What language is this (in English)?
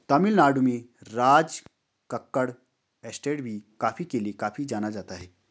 Hindi